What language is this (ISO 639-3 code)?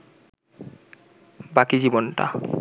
ben